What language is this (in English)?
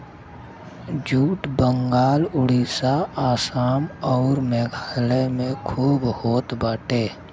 Bhojpuri